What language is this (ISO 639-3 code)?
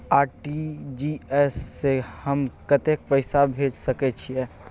mai